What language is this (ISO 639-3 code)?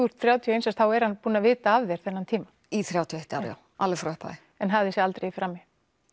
isl